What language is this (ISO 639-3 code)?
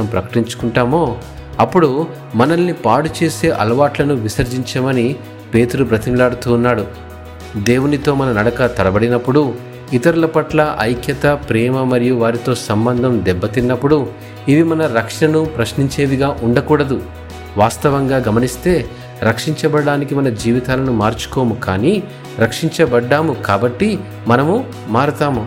tel